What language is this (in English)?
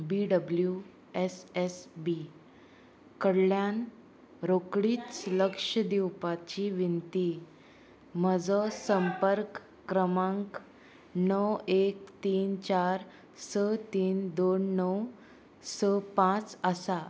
Konkani